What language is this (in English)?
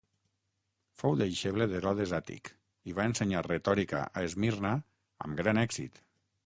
Catalan